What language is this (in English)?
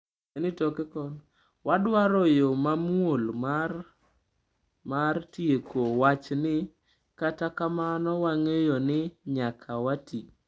Luo (Kenya and Tanzania)